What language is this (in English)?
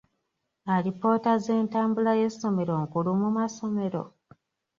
Ganda